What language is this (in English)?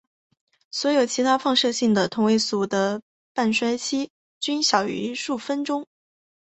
Chinese